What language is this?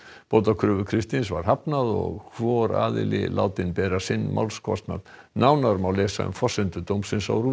Icelandic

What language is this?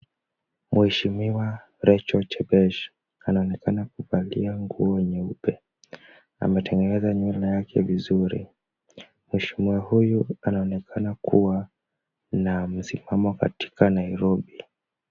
Swahili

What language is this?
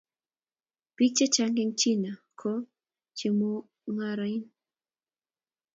Kalenjin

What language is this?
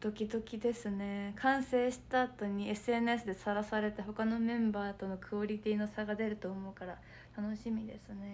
Japanese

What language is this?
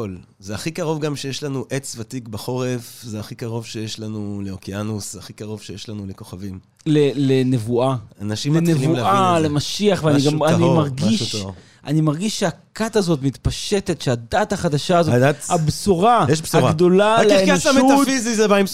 Hebrew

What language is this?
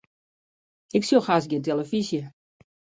Western Frisian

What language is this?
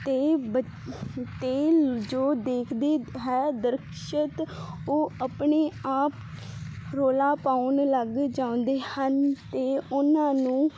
Punjabi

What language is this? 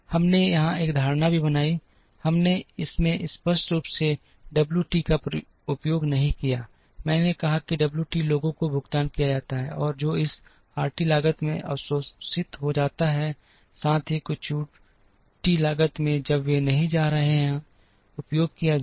Hindi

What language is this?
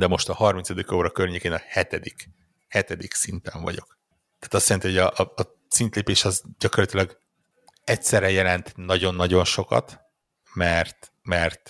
Hungarian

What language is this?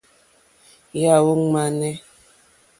Mokpwe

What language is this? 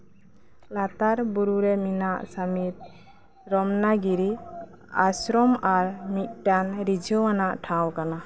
Santali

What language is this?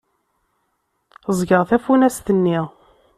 Kabyle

